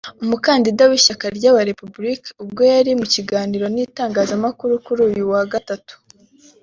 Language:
Kinyarwanda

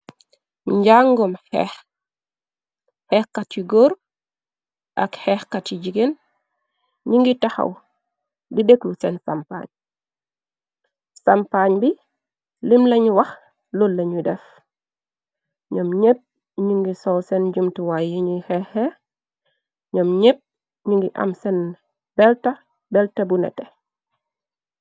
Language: Wolof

